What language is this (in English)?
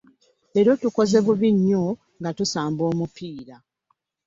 Ganda